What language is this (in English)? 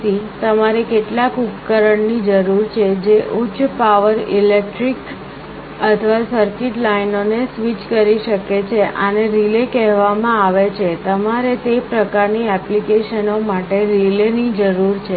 Gujarati